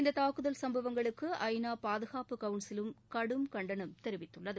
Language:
Tamil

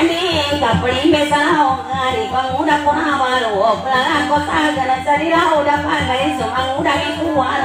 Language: Thai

